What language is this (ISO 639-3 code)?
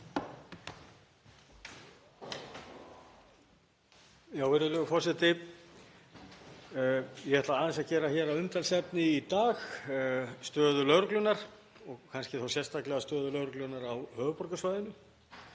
isl